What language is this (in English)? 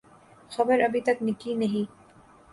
Urdu